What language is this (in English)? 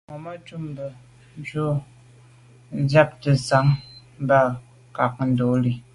Medumba